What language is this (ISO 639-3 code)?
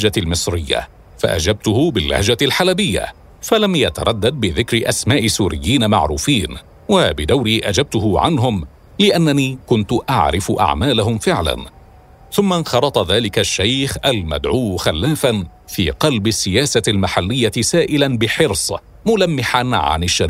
ara